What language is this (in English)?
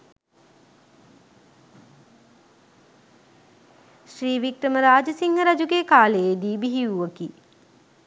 Sinhala